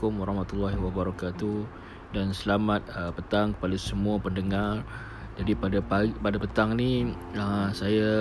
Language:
Malay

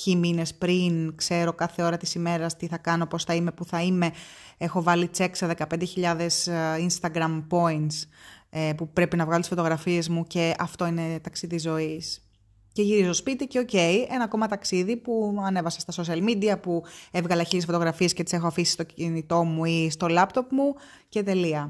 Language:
Greek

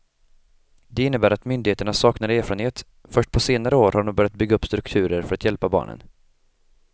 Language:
Swedish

